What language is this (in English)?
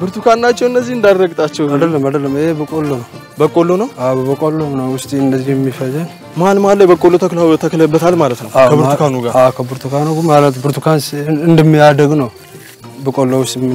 Arabic